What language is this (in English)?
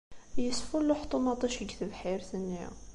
Kabyle